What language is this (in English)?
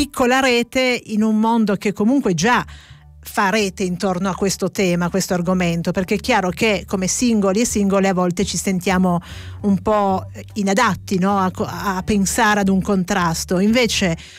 Italian